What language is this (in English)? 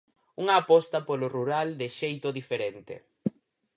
Galician